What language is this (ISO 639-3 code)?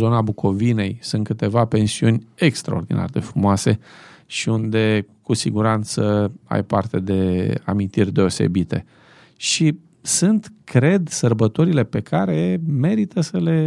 ron